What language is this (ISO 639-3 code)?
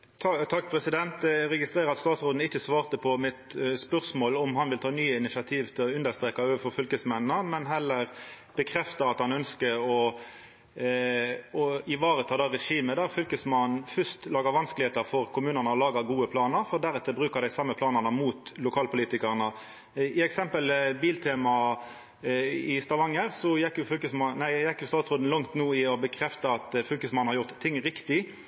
nno